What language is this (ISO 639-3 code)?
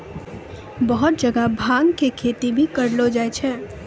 mai